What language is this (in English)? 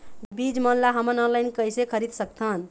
Chhattisgarhi